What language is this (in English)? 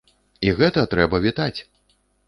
Belarusian